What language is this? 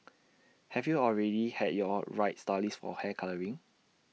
English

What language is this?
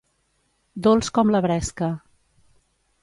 Catalan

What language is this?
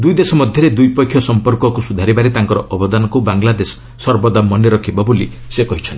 Odia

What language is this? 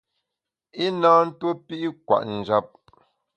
Bamun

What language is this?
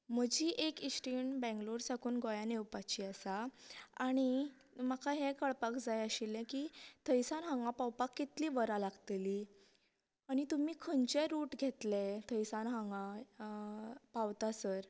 Konkani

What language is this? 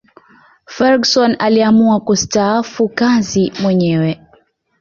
Swahili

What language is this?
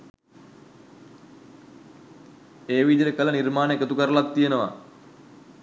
Sinhala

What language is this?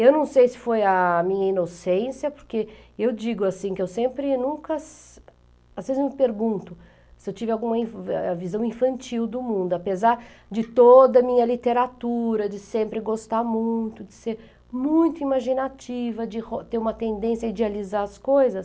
Portuguese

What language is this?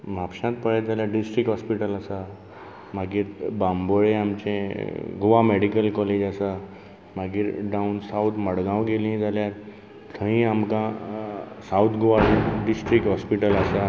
Konkani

